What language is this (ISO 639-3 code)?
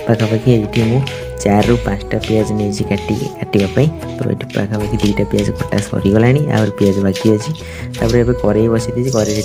hin